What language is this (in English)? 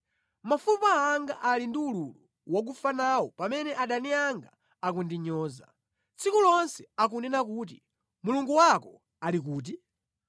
Nyanja